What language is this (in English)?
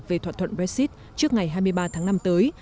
Vietnamese